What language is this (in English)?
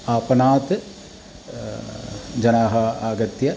Sanskrit